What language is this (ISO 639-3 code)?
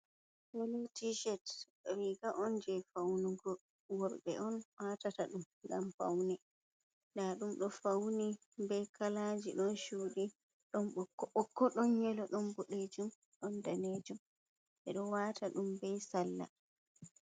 ful